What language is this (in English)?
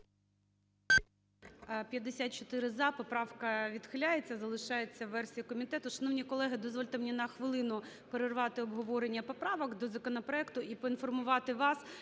Ukrainian